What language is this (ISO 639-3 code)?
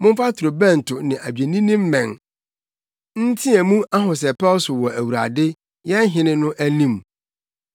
aka